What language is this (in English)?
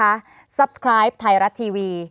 Thai